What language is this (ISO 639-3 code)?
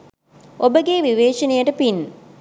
sin